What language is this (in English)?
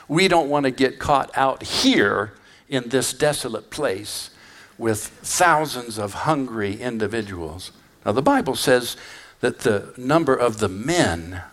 English